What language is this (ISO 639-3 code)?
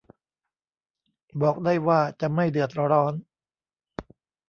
tha